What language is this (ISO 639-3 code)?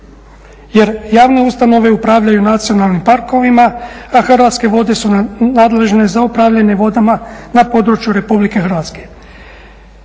hrv